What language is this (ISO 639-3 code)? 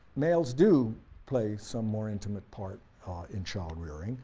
eng